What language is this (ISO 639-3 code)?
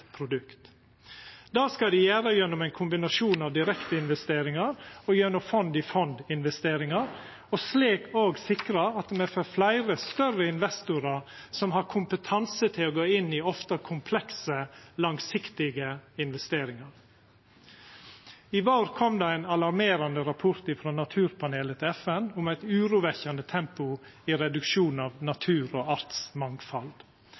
nno